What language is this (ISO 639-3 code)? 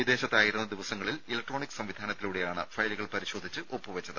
mal